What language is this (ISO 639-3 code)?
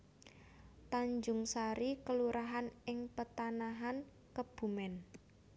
jav